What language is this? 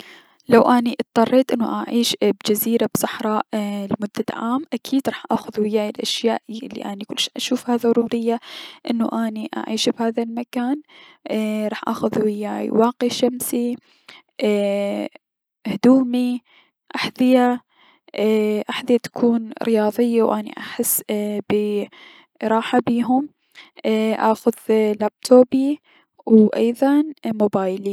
Mesopotamian Arabic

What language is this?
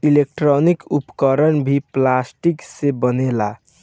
Bhojpuri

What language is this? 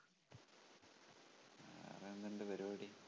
Malayalam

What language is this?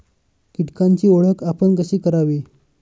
Marathi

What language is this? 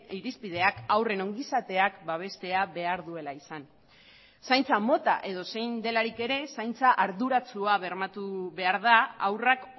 Basque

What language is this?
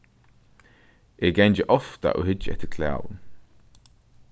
Faroese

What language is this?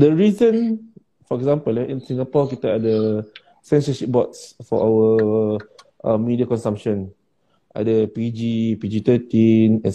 Malay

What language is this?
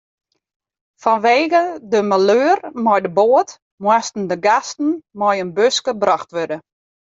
Western Frisian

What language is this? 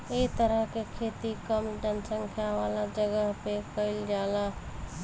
Bhojpuri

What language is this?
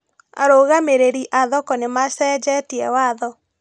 Kikuyu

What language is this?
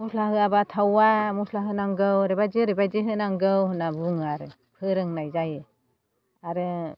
Bodo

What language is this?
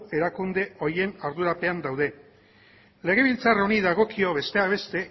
Basque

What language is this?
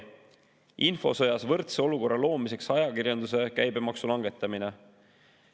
Estonian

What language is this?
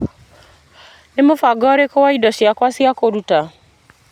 Kikuyu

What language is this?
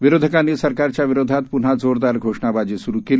Marathi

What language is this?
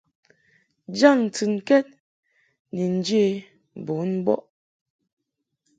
Mungaka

